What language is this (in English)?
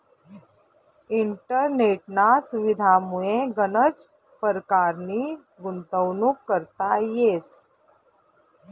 Marathi